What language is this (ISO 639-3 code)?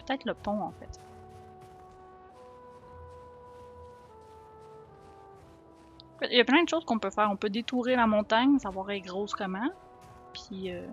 fra